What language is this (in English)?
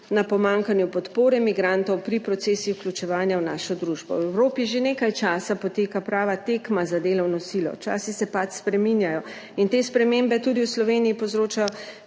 Slovenian